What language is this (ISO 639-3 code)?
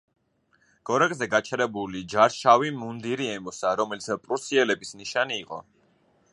kat